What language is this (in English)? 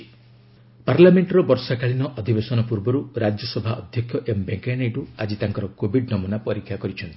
Odia